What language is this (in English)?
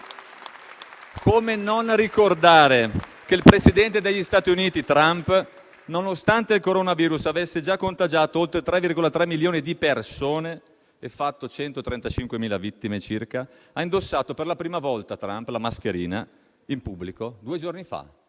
Italian